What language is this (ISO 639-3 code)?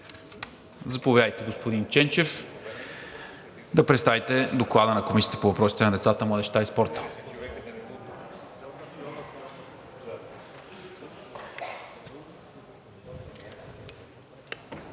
bul